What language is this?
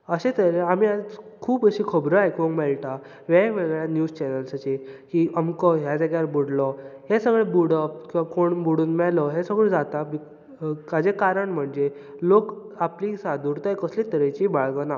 Konkani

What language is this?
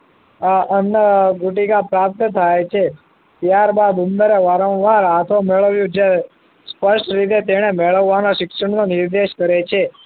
Gujarati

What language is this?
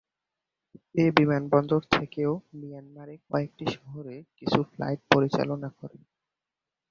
Bangla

